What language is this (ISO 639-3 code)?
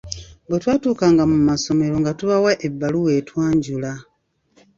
lug